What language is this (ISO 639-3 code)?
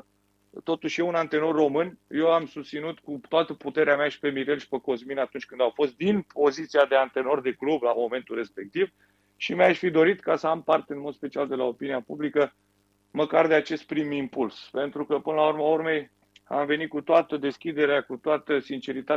ron